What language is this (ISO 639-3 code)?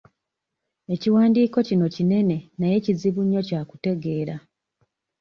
lug